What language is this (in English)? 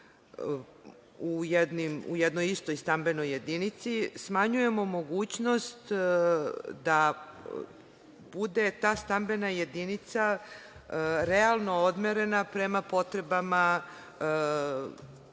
Serbian